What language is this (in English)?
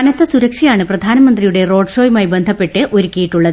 Malayalam